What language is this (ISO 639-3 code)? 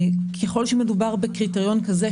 heb